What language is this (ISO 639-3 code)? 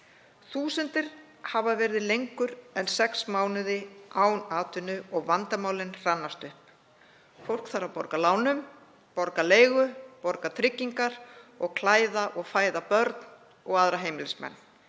isl